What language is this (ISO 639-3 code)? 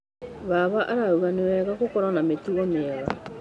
kik